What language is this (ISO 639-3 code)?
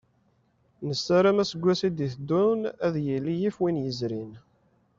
kab